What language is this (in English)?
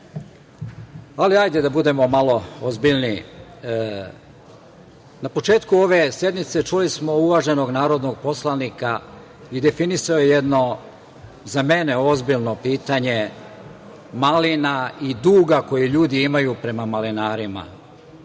Serbian